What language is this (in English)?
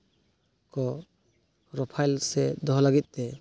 Santali